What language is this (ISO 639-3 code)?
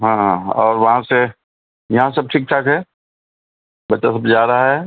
urd